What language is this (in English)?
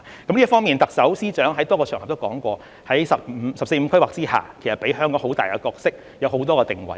Cantonese